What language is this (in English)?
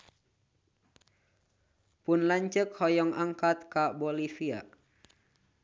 Sundanese